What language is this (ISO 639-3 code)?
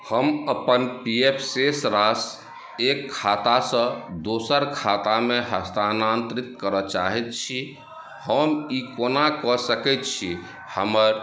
mai